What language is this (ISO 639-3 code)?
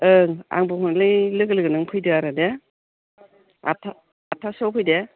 brx